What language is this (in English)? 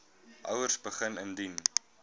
Afrikaans